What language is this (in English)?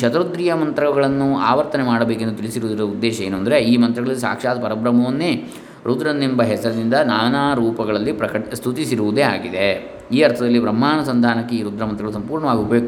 Kannada